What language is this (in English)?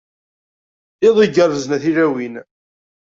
Kabyle